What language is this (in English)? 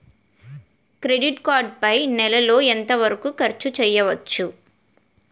Telugu